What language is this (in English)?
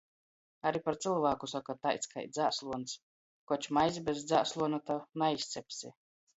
Latgalian